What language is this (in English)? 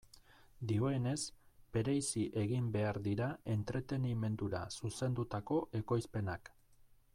Basque